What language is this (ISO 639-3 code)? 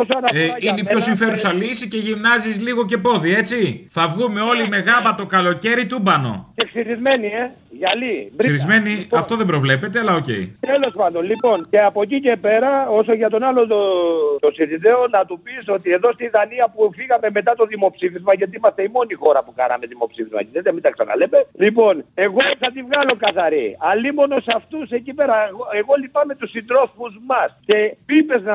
ell